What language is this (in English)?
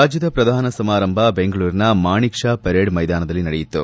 Kannada